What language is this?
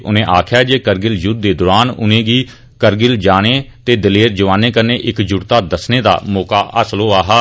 Dogri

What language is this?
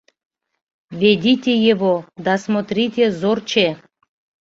Mari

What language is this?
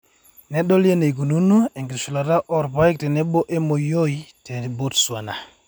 Masai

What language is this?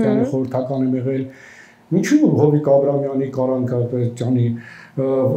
Turkish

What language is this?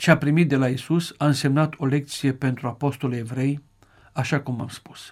Romanian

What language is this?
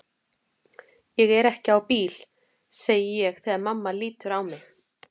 Icelandic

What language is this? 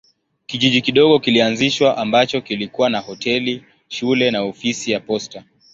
Swahili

